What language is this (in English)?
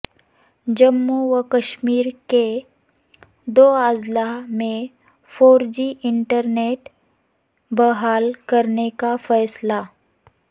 Urdu